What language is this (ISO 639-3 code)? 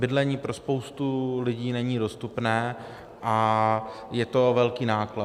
ces